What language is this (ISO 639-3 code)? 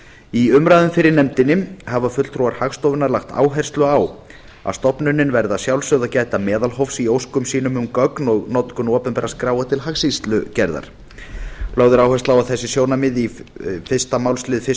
isl